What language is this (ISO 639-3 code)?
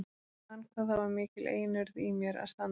isl